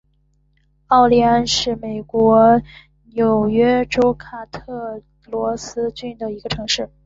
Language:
Chinese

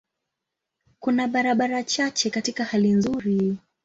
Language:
Swahili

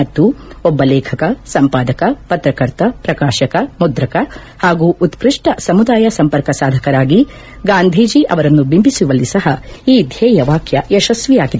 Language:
Kannada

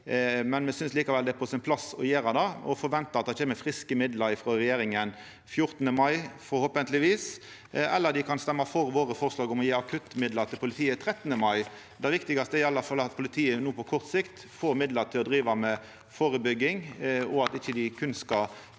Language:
Norwegian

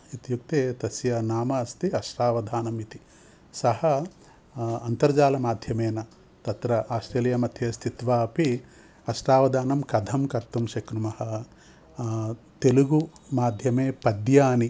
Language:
Sanskrit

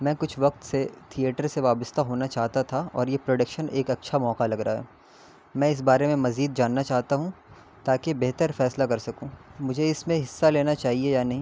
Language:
Urdu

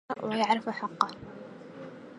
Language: Arabic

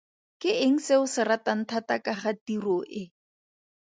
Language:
Tswana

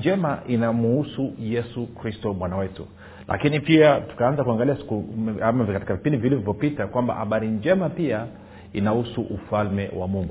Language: Swahili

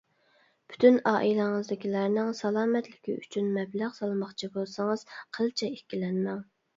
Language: Uyghur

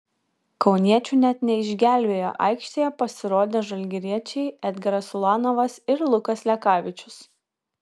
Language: Lithuanian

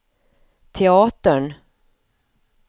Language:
Swedish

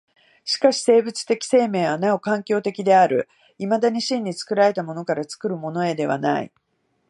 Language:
Japanese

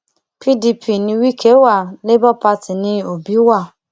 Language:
Yoruba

